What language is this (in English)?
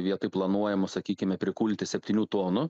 Lithuanian